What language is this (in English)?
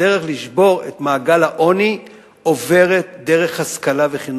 Hebrew